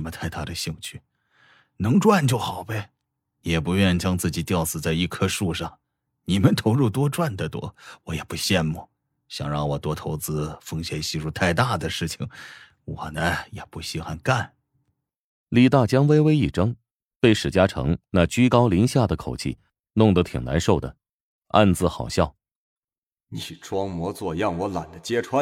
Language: Chinese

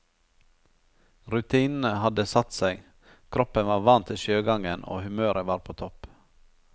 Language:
Norwegian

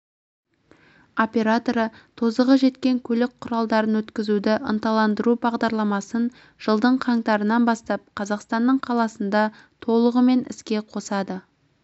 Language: Kazakh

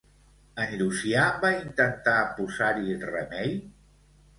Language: Catalan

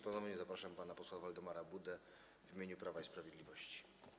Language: Polish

